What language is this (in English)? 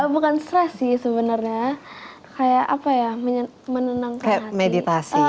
Indonesian